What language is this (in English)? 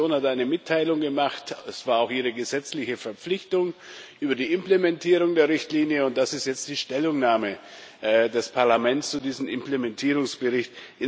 German